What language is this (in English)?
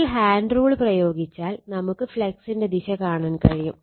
Malayalam